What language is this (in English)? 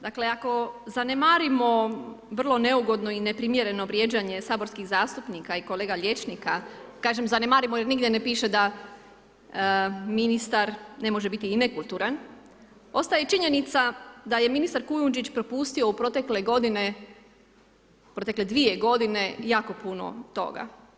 Croatian